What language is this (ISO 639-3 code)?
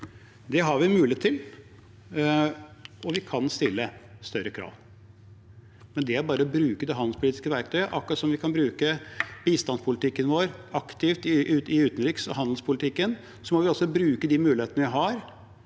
nor